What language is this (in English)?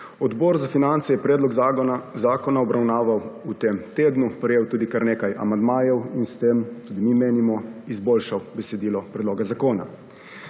Slovenian